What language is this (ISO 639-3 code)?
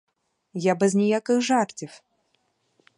ukr